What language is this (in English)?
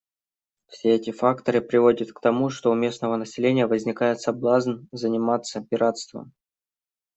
Russian